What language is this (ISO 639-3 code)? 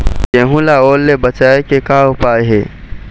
hne